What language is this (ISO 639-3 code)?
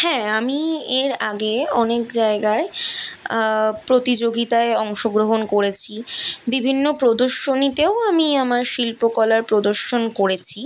ben